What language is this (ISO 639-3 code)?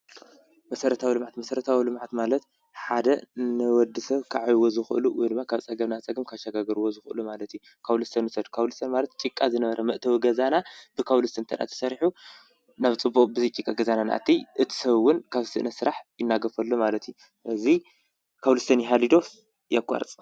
tir